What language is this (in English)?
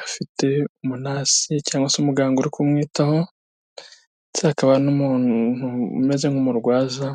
Kinyarwanda